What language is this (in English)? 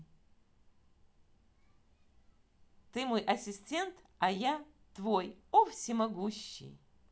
Russian